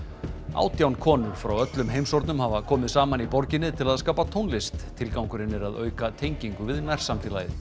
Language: Icelandic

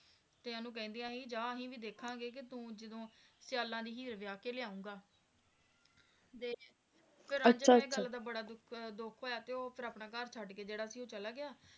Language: Punjabi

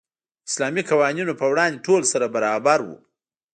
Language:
Pashto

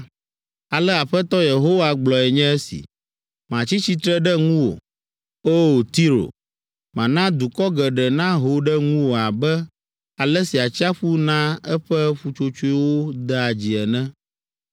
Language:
Ewe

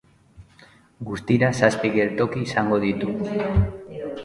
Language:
Basque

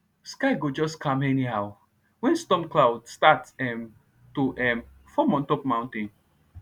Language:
Nigerian Pidgin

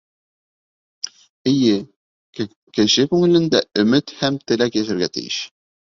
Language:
Bashkir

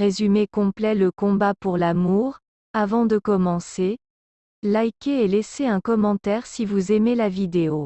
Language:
French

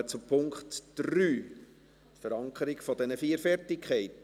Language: Swiss German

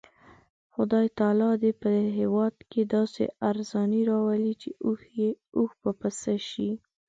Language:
Pashto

